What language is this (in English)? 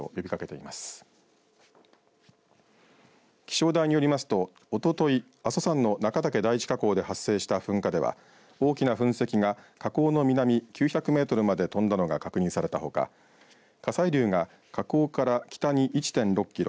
Japanese